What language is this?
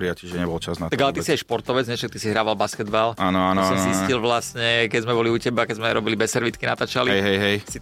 Slovak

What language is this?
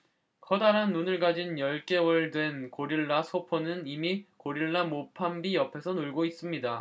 Korean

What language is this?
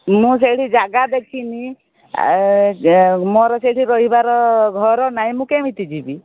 Odia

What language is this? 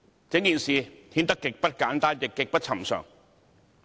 Cantonese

